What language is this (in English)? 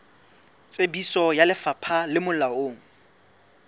Southern Sotho